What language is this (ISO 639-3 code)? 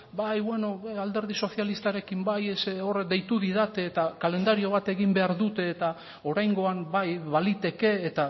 eus